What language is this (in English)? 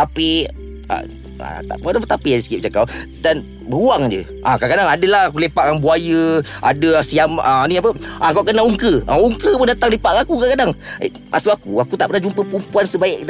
Malay